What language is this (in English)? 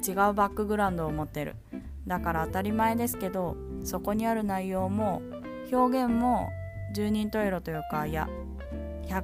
Japanese